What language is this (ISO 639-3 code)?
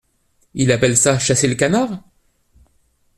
fra